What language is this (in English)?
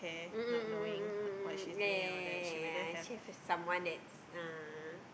English